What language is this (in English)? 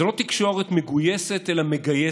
Hebrew